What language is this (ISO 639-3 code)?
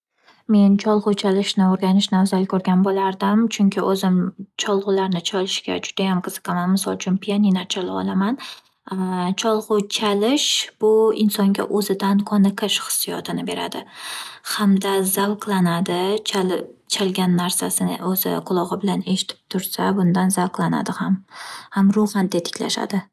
uzb